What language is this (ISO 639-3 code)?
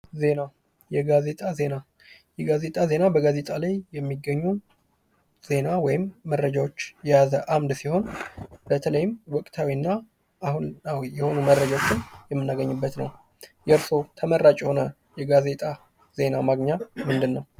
amh